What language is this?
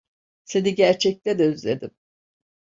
Turkish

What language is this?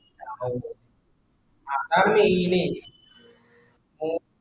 Malayalam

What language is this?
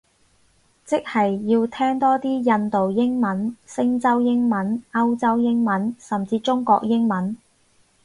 Cantonese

